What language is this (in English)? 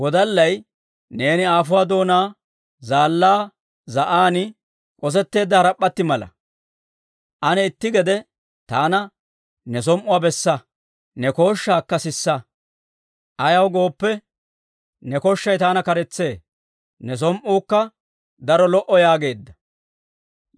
Dawro